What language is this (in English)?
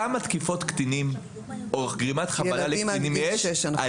Hebrew